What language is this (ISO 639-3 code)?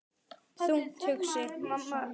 isl